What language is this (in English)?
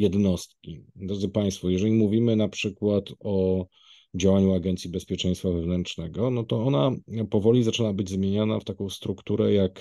Polish